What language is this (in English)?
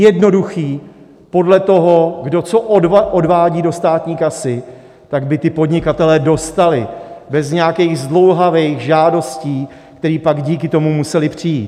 Czech